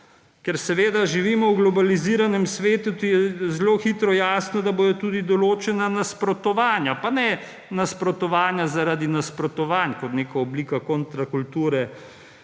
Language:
Slovenian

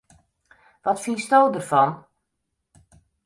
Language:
Western Frisian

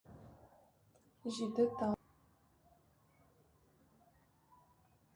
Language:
Tatar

